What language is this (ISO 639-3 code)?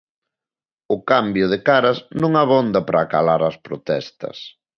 glg